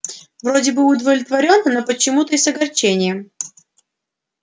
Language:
Russian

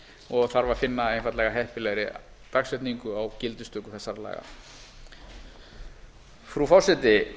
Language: Icelandic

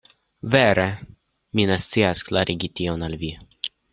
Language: Esperanto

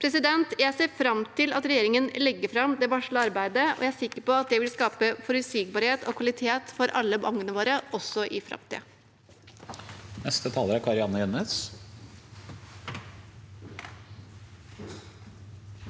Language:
Norwegian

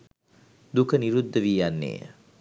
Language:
Sinhala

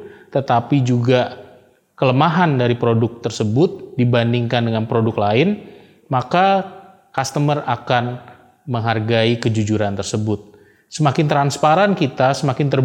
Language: Indonesian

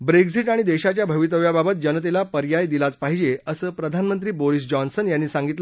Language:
Marathi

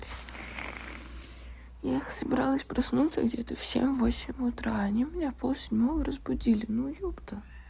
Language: Russian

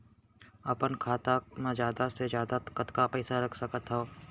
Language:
Chhattisgarhi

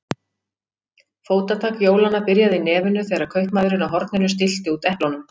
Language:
Icelandic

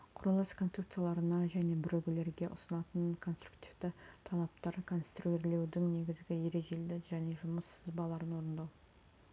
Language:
Kazakh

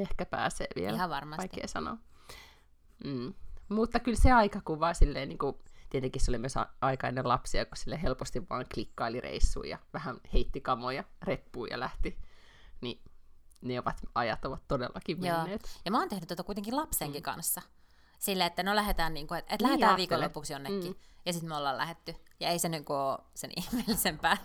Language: Finnish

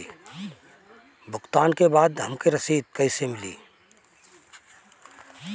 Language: Bhojpuri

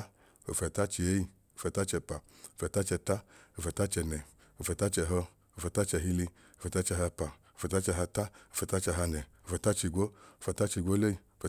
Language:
Idoma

